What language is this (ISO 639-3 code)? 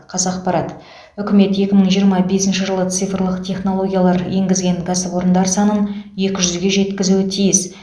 kaz